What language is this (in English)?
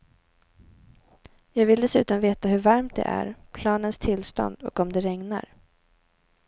Swedish